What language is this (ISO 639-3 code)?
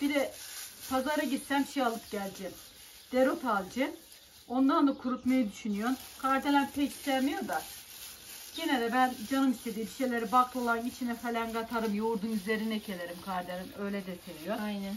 tur